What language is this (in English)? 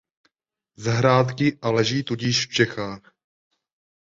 Czech